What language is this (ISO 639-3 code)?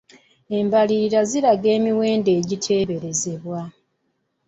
lug